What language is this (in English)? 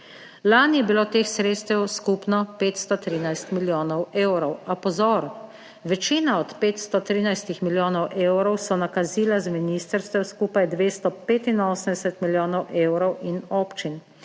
Slovenian